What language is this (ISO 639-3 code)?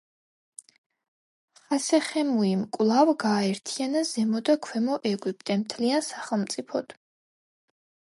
kat